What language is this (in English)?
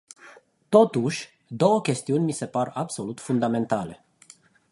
Romanian